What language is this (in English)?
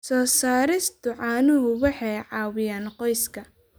Somali